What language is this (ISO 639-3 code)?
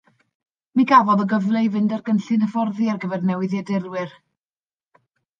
cym